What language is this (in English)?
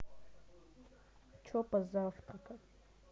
Russian